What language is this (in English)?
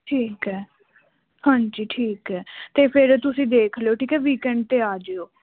Punjabi